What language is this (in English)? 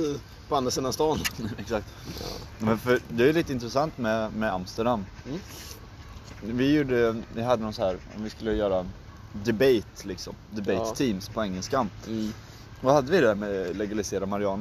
Swedish